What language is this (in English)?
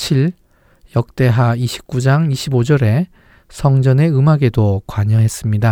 Korean